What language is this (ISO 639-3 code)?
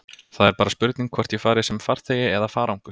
isl